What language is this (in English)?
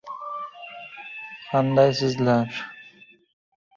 Uzbek